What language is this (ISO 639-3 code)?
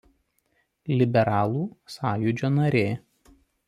lit